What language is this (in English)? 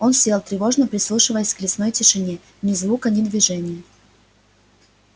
Russian